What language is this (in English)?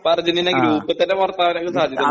Malayalam